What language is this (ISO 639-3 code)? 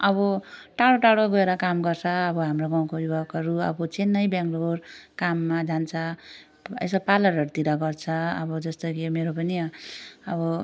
nep